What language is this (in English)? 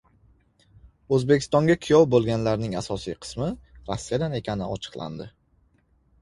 Uzbek